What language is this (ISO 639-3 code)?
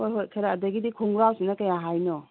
mni